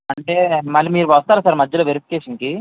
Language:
Telugu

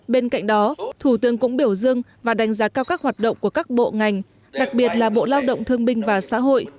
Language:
Vietnamese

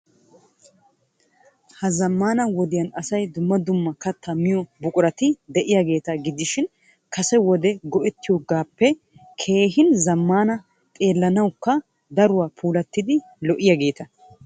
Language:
Wolaytta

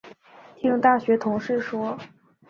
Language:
Chinese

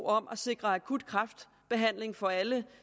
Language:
Danish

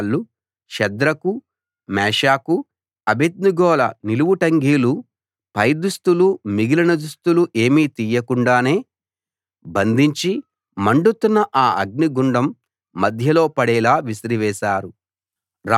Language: Telugu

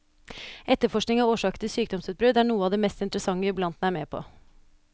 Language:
Norwegian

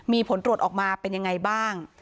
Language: Thai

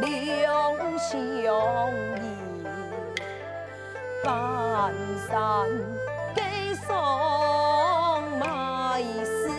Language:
Chinese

